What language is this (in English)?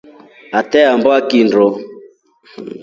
Rombo